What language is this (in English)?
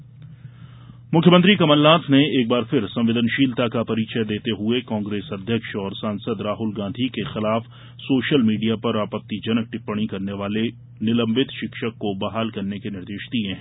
Hindi